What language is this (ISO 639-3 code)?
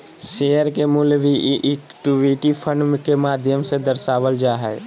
mag